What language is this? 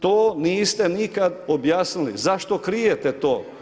Croatian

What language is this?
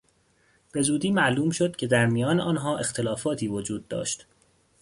Persian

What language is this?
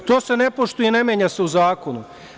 Serbian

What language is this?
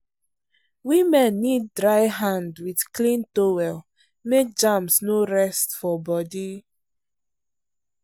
Nigerian Pidgin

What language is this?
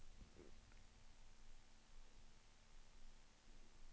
Swedish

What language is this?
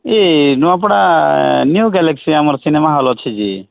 Odia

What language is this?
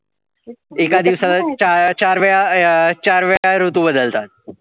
Marathi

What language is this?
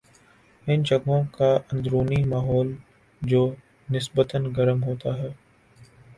Urdu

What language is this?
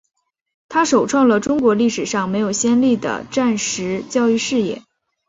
Chinese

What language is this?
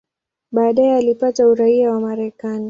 Swahili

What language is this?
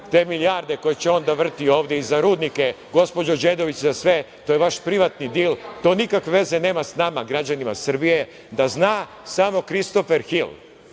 Serbian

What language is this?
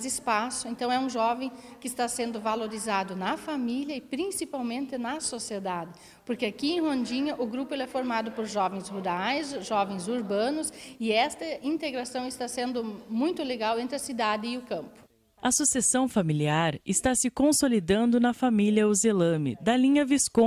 Portuguese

